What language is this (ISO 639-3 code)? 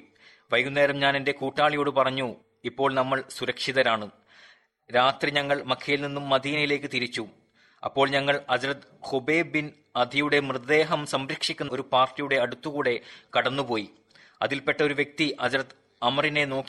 mal